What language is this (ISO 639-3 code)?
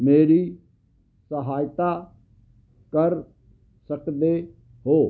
pan